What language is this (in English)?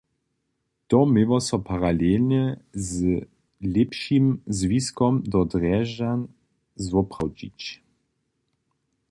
Upper Sorbian